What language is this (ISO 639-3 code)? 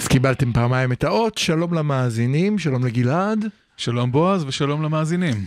heb